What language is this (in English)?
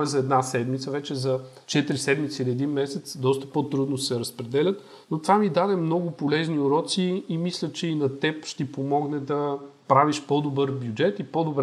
Bulgarian